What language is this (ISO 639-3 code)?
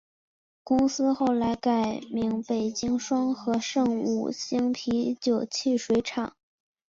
zho